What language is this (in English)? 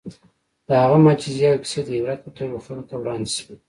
Pashto